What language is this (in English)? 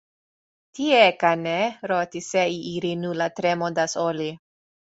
Greek